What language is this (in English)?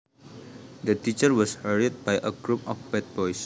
Javanese